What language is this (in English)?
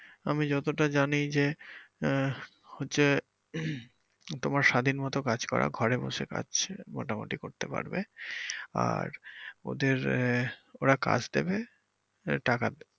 Bangla